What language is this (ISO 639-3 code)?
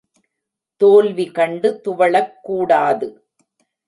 tam